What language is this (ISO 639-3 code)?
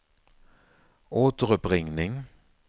swe